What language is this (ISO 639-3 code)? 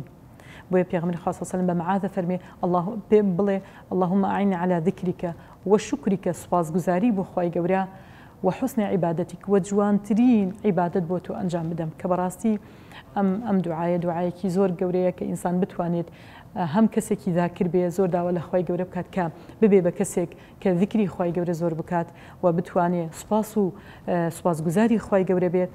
ara